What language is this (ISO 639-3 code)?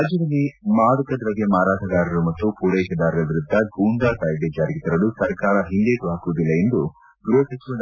kan